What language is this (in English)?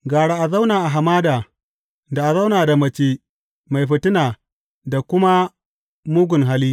Hausa